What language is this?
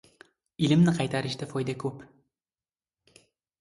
Uzbek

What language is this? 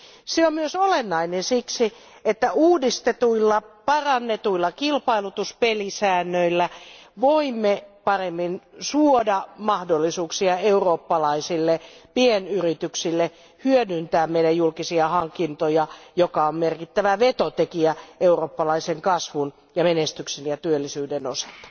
Finnish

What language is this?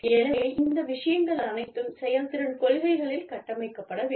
Tamil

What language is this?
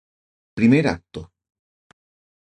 Spanish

